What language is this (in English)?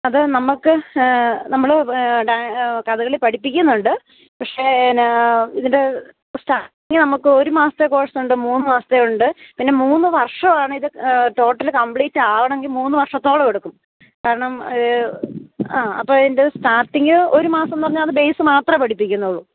Malayalam